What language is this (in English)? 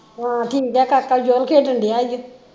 Punjabi